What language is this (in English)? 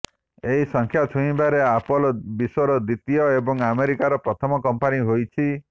Odia